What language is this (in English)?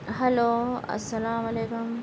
Urdu